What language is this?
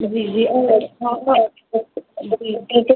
Urdu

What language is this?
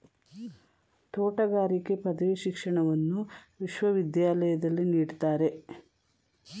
Kannada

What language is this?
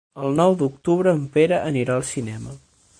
Catalan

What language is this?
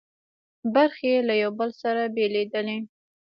Pashto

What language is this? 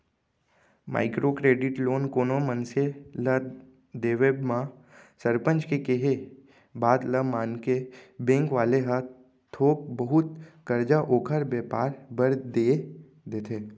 Chhattisgarhi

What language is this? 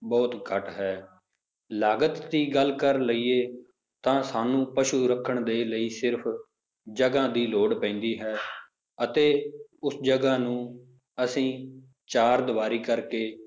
Punjabi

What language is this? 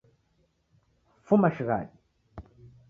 Taita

